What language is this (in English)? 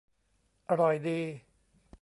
Thai